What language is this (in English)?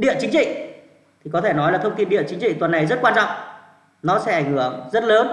Vietnamese